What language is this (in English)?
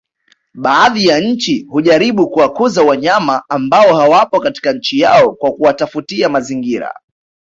Swahili